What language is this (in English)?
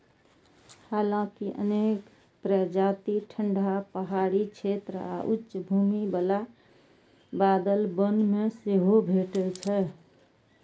Maithili